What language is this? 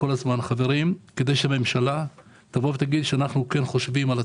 Hebrew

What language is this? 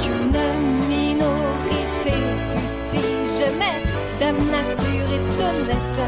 Dutch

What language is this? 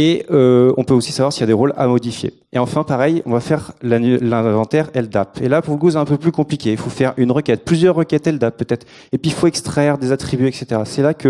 French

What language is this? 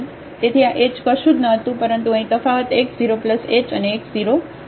Gujarati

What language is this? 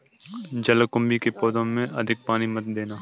Hindi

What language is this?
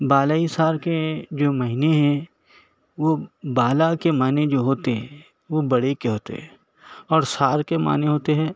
Urdu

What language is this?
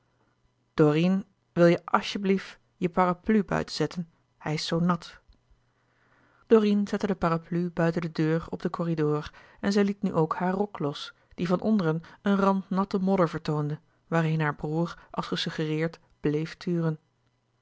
Dutch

